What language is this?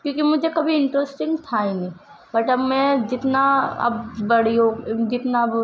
Urdu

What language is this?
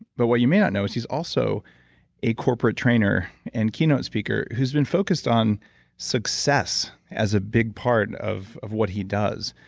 English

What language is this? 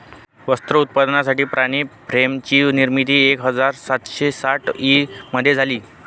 Marathi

